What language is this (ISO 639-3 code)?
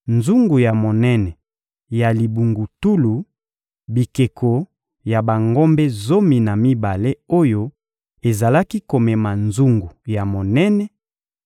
lin